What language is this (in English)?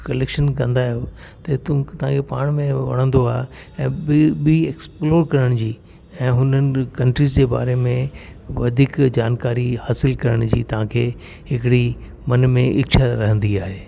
Sindhi